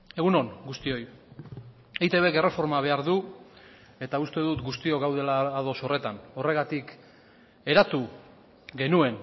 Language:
Basque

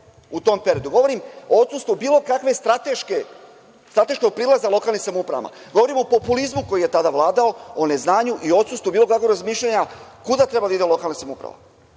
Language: Serbian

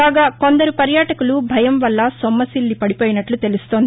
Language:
Telugu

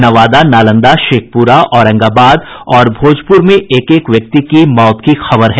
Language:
Hindi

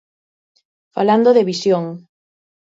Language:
Galician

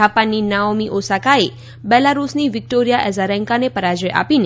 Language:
Gujarati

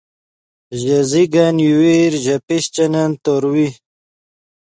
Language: Yidgha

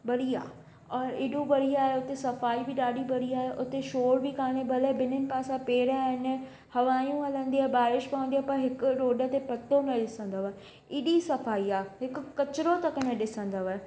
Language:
Sindhi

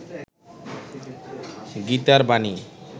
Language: Bangla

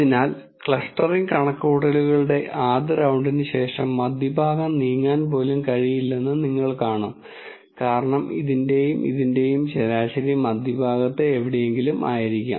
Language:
Malayalam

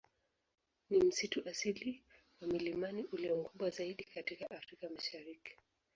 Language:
Swahili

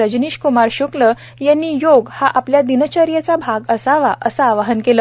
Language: Marathi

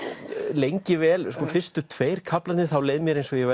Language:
Icelandic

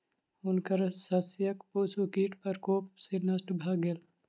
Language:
Maithili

